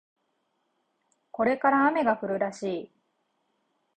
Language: Japanese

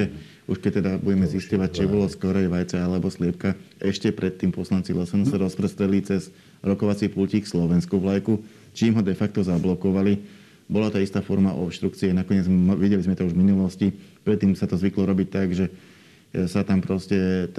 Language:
Slovak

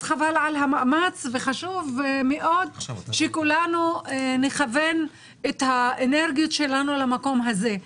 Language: Hebrew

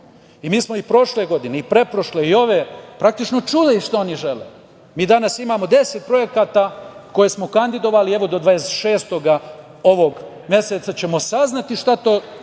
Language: Serbian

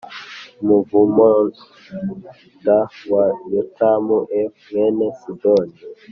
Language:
Kinyarwanda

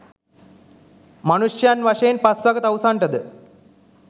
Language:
Sinhala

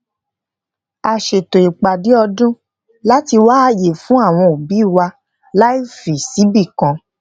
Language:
Yoruba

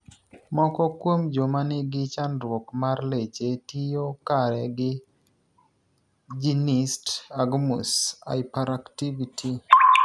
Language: Luo (Kenya and Tanzania)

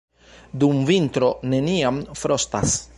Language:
Esperanto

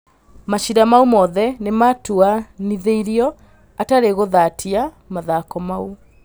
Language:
Kikuyu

